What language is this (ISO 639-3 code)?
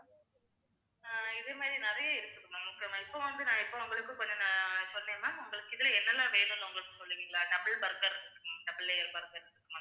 tam